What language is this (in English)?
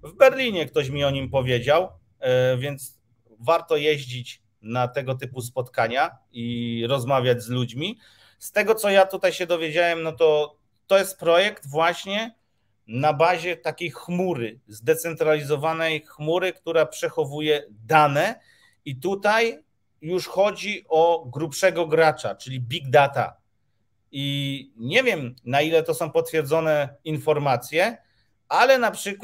Polish